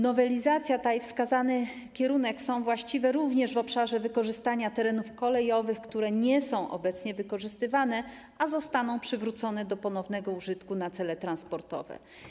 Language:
Polish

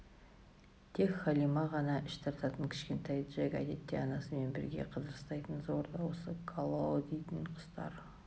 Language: Kazakh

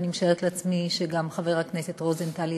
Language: Hebrew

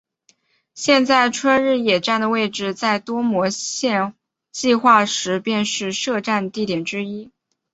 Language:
Chinese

